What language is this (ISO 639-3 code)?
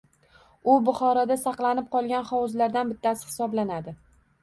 uzb